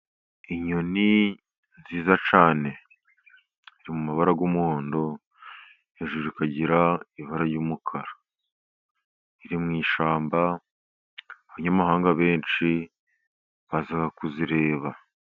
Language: Kinyarwanda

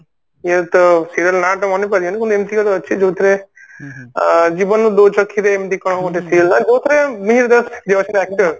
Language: Odia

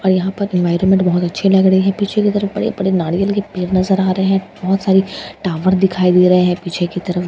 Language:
Hindi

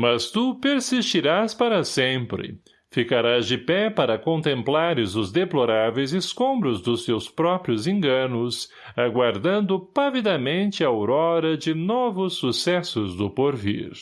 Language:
Portuguese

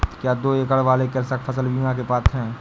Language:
Hindi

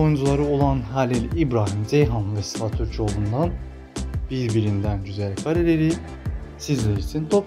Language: Turkish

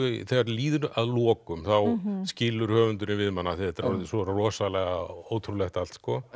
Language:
Icelandic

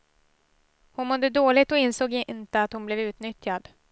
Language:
Swedish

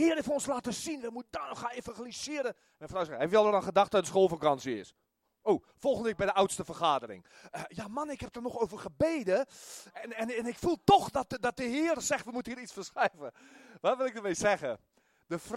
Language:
Dutch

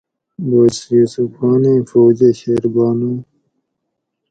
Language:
Gawri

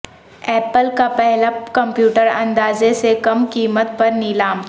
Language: Urdu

